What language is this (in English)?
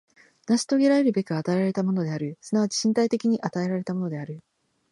Japanese